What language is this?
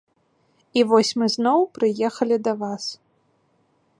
Belarusian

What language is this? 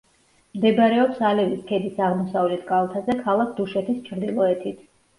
Georgian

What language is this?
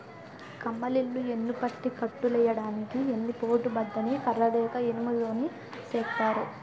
Telugu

